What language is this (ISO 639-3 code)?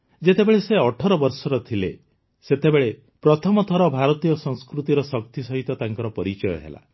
ori